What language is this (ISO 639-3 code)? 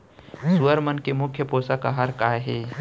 hne